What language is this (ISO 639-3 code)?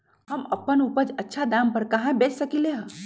mag